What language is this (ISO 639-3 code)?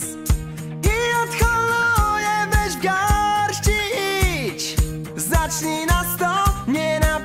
pol